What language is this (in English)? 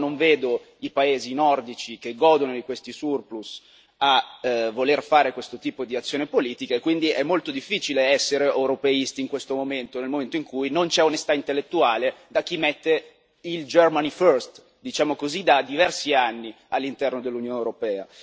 Italian